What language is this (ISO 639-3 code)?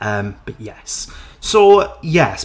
cym